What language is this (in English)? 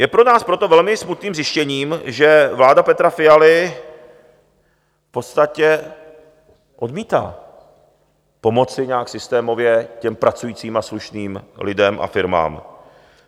Czech